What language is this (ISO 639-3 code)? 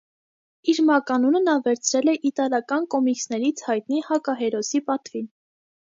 hye